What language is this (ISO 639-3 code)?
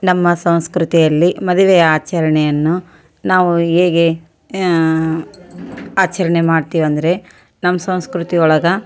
kan